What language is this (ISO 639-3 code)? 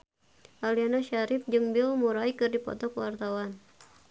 sun